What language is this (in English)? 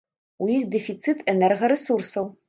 Belarusian